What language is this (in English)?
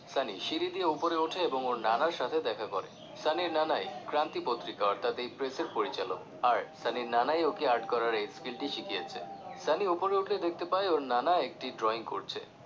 Bangla